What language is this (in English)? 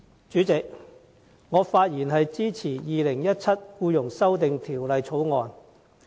Cantonese